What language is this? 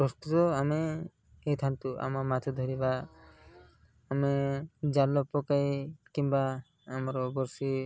Odia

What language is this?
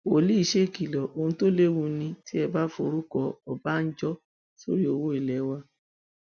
Yoruba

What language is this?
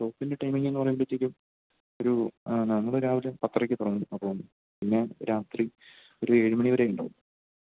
Malayalam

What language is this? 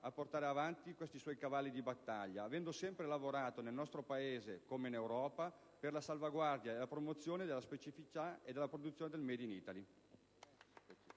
Italian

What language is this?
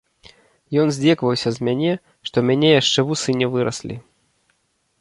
Belarusian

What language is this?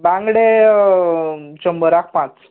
Konkani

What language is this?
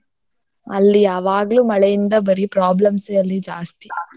Kannada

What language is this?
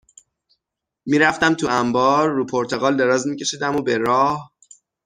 Persian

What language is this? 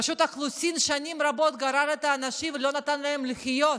Hebrew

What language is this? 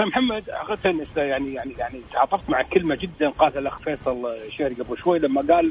Arabic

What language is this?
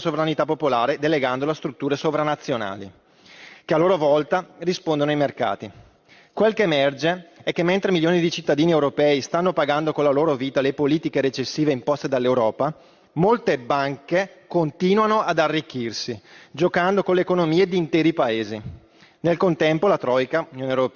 Italian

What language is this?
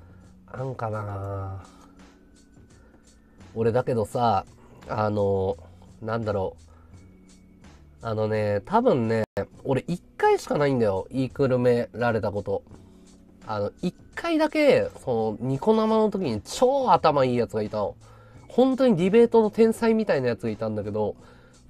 Japanese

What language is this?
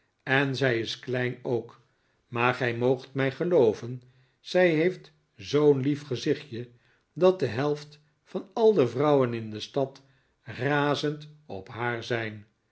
Dutch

